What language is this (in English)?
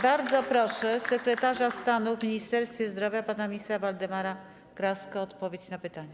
Polish